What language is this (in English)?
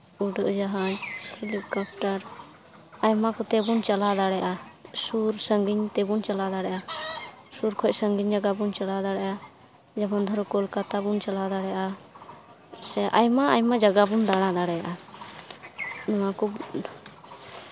Santali